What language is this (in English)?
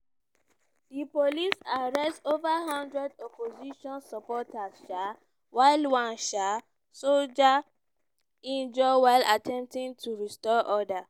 Nigerian Pidgin